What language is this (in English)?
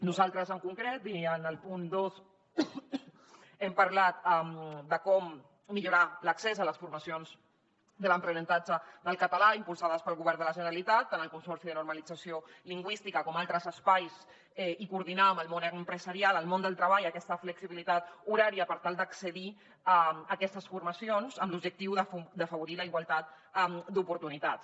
Catalan